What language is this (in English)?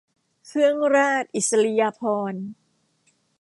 Thai